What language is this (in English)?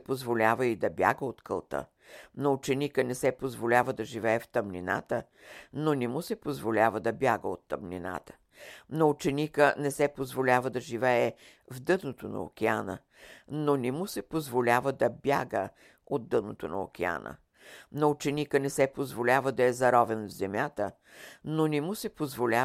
Bulgarian